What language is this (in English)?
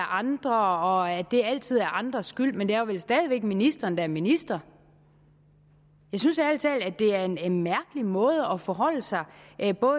Danish